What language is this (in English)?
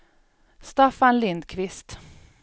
Swedish